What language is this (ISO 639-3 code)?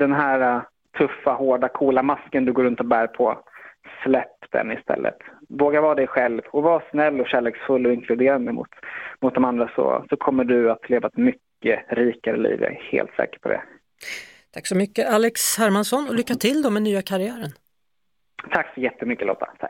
swe